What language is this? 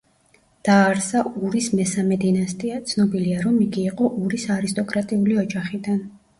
Georgian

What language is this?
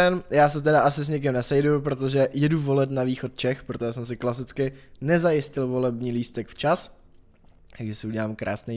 Czech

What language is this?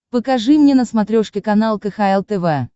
Russian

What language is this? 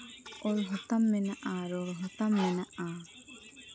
Santali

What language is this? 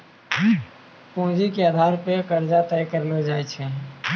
Maithili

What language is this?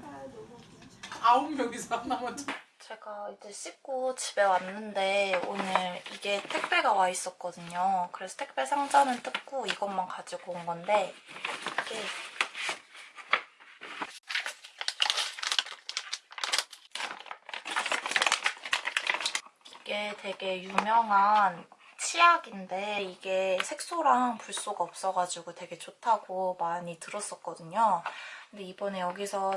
Korean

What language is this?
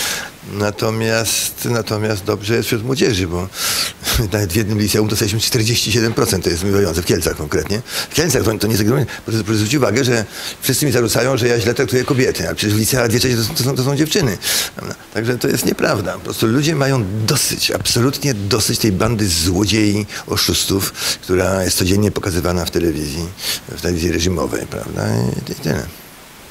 Polish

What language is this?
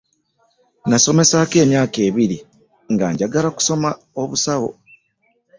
Ganda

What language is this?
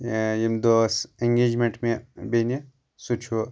Kashmiri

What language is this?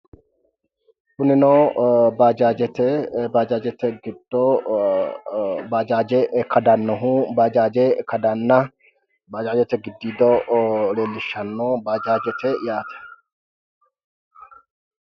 Sidamo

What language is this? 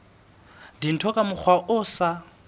Southern Sotho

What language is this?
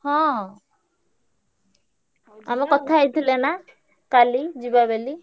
Odia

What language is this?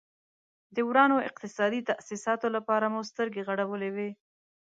Pashto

